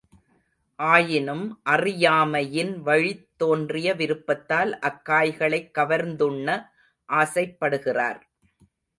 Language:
Tamil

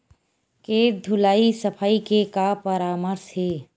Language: Chhattisgarhi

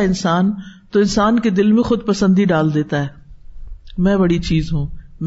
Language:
Urdu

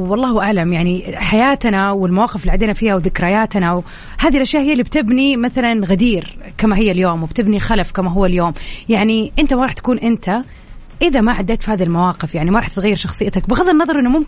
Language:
Arabic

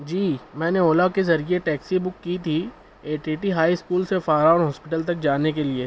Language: Urdu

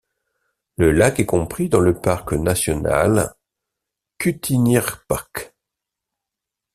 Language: French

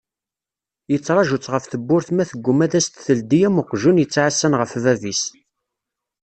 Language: Kabyle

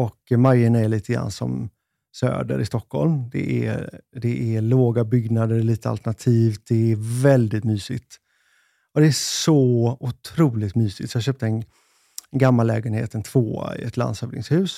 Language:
Swedish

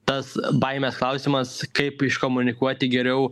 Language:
Lithuanian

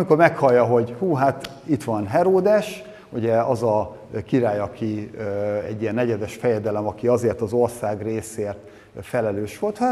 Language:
Hungarian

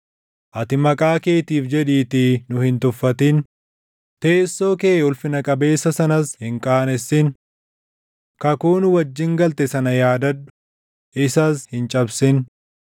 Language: Oromo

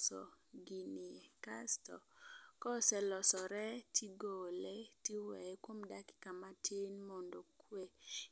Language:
Luo (Kenya and Tanzania)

